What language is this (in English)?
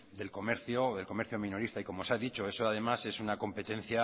Spanish